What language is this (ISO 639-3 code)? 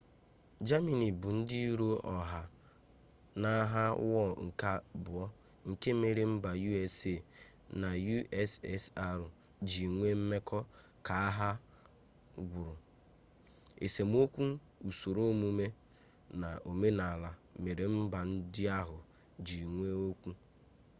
ibo